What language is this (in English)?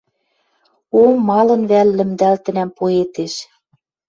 Western Mari